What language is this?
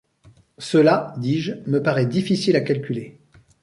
French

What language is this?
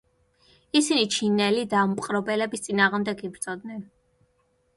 Georgian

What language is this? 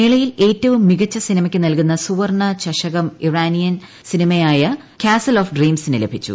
Malayalam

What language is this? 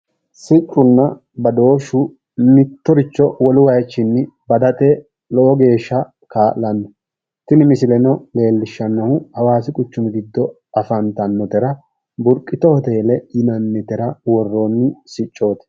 Sidamo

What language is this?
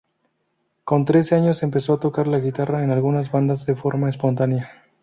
Spanish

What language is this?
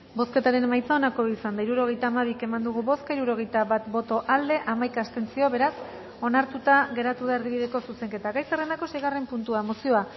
Basque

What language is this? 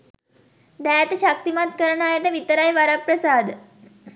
Sinhala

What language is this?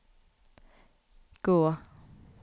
Norwegian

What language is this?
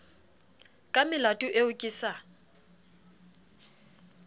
Southern Sotho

